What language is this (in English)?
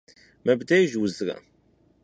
Kabardian